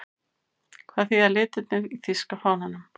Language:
Icelandic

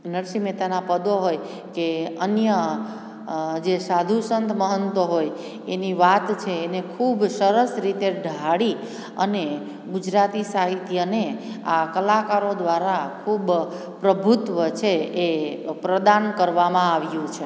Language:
Gujarati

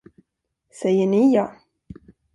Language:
Swedish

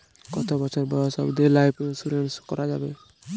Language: Bangla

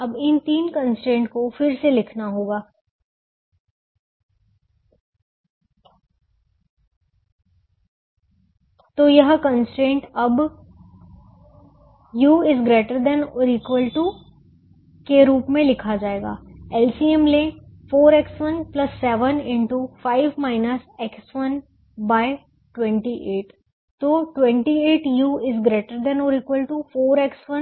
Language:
Hindi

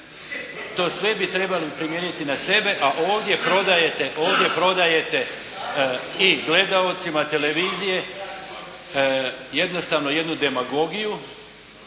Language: Croatian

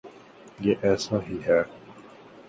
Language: Urdu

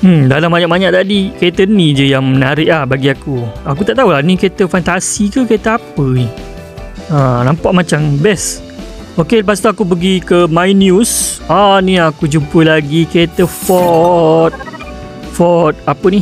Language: Malay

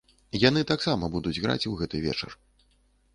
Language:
Belarusian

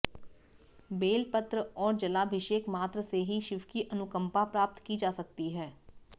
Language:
Hindi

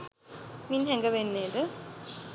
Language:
Sinhala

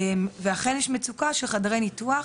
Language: Hebrew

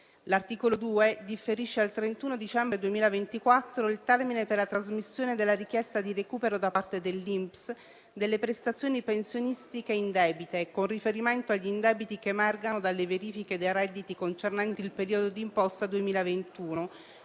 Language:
Italian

